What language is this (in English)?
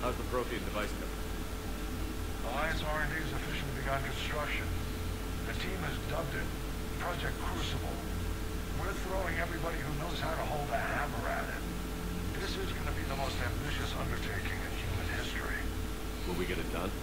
Polish